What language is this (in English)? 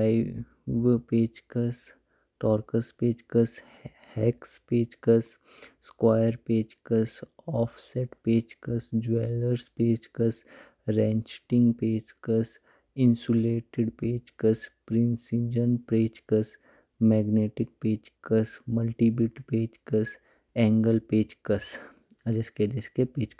Kinnauri